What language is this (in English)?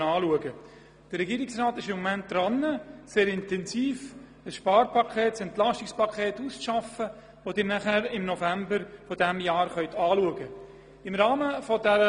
Swiss German